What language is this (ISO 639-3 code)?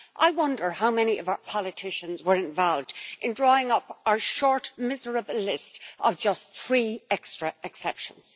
eng